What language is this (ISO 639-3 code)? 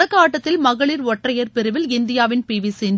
tam